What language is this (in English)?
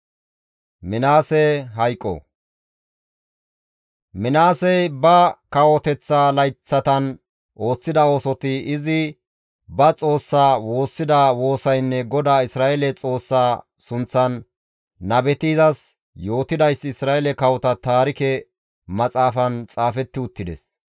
Gamo